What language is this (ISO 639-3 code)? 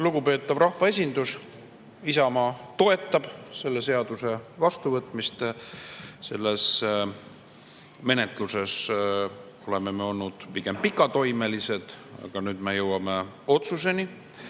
est